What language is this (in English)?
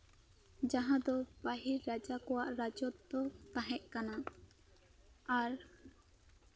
Santali